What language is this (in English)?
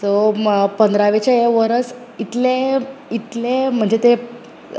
Konkani